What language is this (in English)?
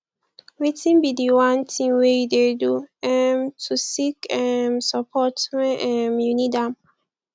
Nigerian Pidgin